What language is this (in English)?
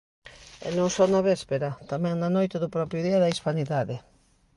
Galician